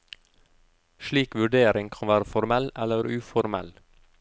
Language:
Norwegian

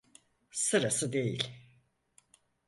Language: Turkish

